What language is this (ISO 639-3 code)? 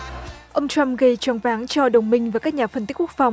vie